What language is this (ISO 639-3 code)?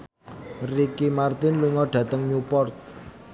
jav